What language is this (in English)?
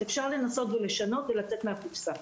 Hebrew